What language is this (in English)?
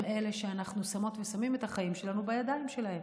Hebrew